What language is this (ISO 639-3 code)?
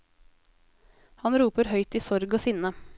nor